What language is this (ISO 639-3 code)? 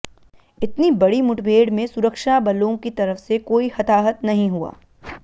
hin